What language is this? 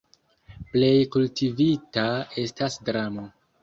Esperanto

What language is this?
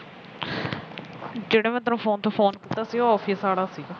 Punjabi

